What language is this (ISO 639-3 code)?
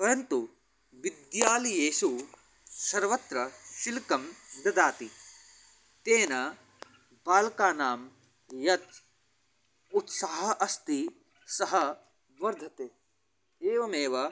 san